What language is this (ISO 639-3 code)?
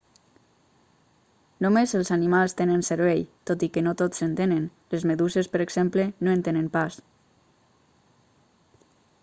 cat